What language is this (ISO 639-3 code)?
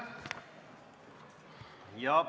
est